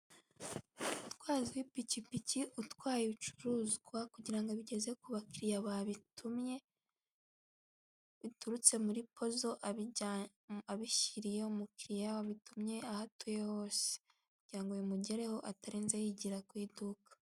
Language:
Kinyarwanda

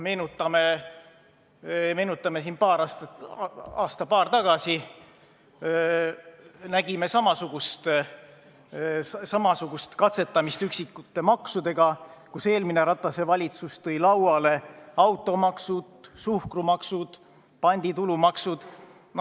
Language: Estonian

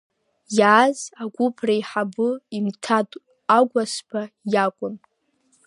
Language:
Abkhazian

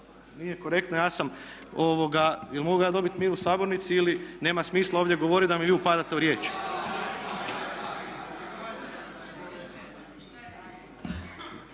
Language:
Croatian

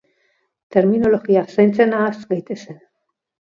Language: Basque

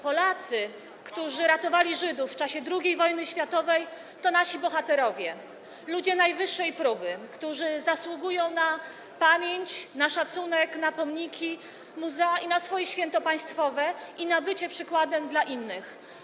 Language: Polish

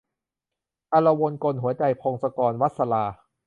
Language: Thai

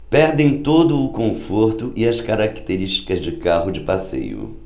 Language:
Portuguese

